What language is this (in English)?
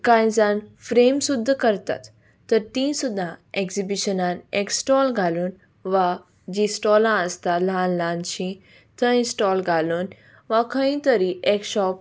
Konkani